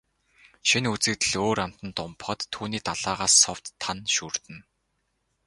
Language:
Mongolian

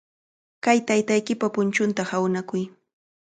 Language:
Cajatambo North Lima Quechua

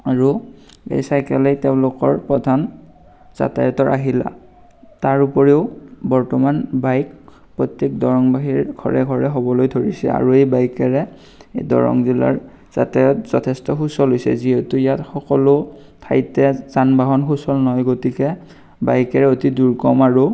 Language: Assamese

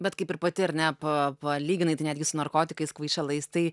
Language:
Lithuanian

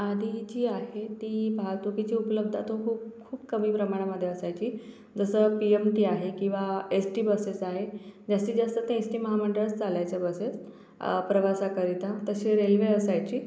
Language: Marathi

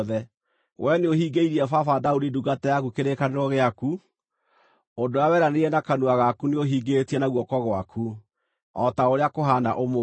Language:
Kikuyu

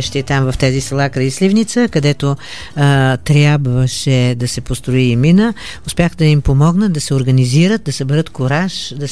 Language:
Bulgarian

